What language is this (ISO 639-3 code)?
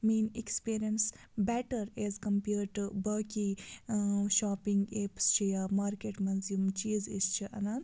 kas